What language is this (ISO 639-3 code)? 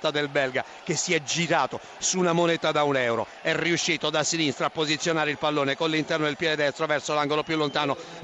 ita